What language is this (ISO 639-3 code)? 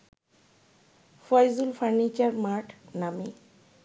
ben